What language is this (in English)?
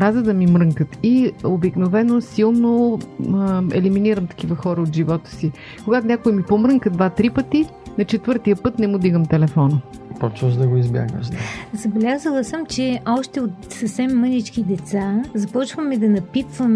Bulgarian